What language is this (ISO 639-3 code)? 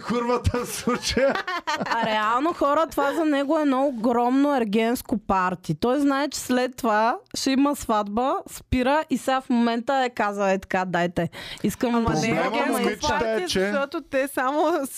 bul